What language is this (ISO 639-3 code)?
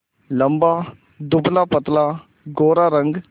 hin